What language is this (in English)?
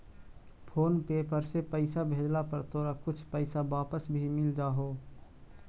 Magahi